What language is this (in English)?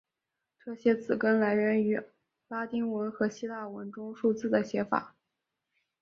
Chinese